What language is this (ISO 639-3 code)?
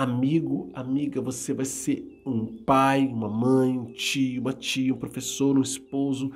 por